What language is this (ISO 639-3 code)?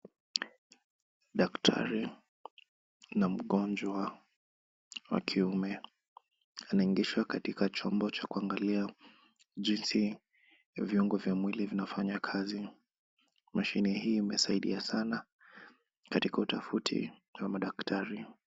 swa